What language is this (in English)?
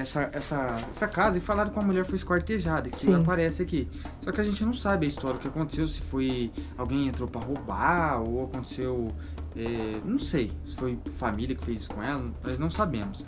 Portuguese